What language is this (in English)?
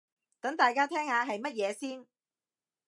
Cantonese